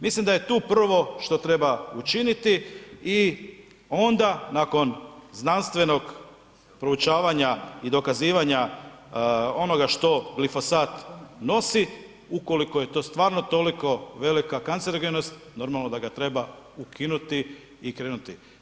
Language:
Croatian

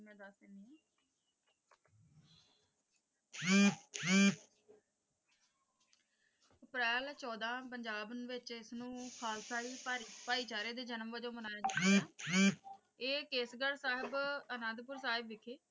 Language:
Punjabi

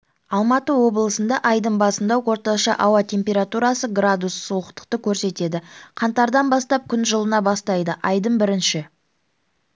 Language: Kazakh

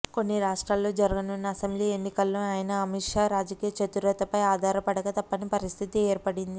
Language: Telugu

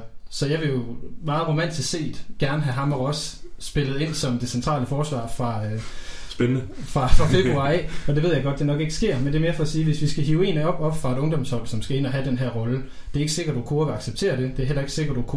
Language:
Danish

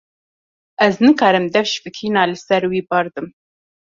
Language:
Kurdish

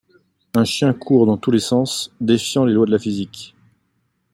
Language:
French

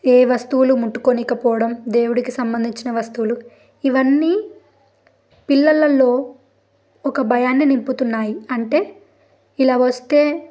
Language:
Telugu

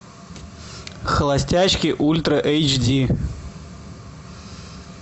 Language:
Russian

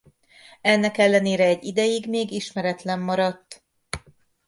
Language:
Hungarian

